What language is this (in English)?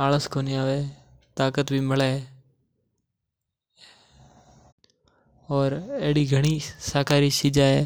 Mewari